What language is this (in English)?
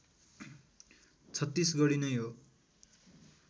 Nepali